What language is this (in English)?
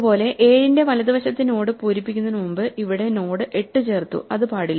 Malayalam